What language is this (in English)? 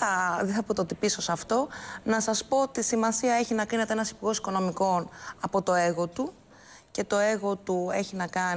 Greek